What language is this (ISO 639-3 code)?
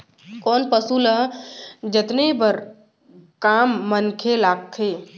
hne